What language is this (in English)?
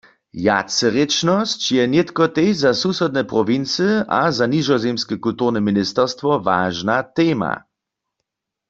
Upper Sorbian